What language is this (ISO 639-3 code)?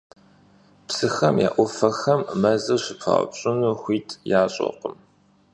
kbd